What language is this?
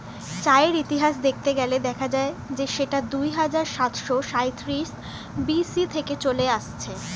Bangla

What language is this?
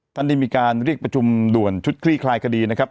Thai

